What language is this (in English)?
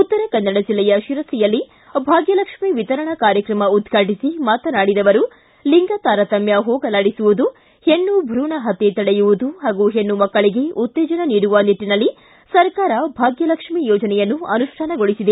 Kannada